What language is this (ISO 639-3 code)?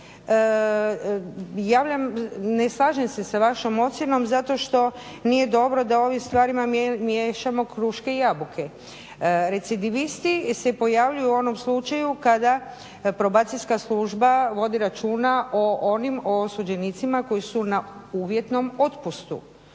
hrv